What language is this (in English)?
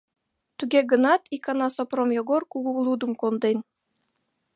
Mari